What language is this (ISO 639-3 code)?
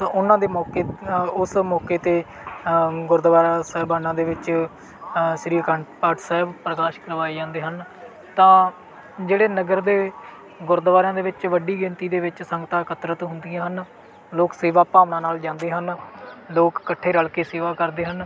pan